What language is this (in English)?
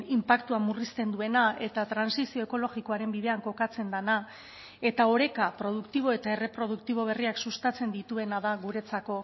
Basque